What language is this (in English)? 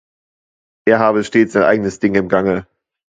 German